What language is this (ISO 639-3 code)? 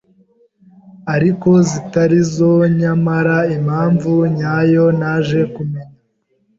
kin